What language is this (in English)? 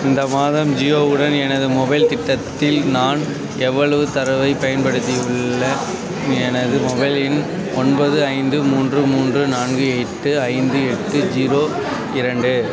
Tamil